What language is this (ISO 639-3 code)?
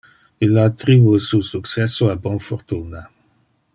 ina